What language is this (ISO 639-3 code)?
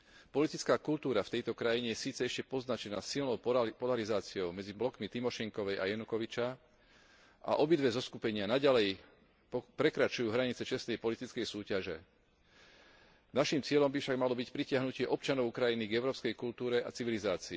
slk